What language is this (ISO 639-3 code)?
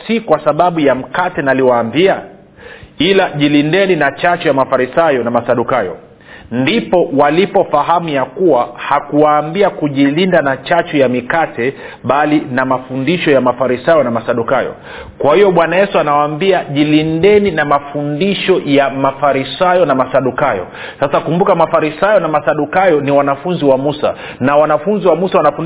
swa